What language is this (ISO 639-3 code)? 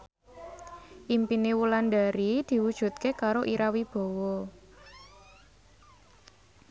jav